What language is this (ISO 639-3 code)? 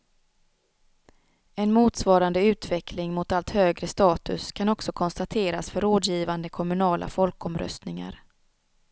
swe